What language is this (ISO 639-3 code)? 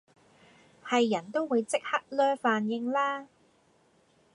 yue